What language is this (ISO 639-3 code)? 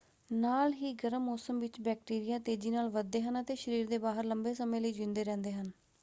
pan